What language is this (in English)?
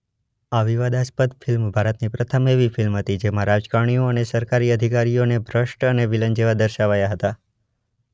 Gujarati